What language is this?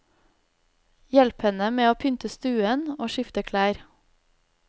Norwegian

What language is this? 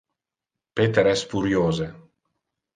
Interlingua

